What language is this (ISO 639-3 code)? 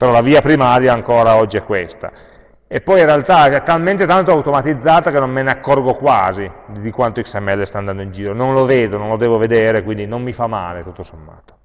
ita